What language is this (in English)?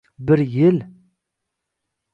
Uzbek